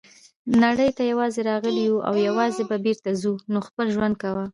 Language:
Pashto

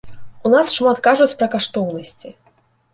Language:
Belarusian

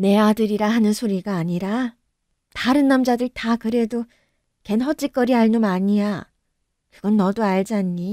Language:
Korean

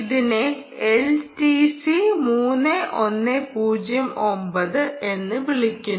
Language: Malayalam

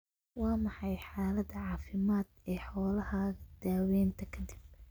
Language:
Somali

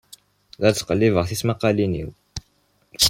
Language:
Kabyle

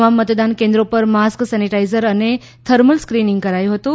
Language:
Gujarati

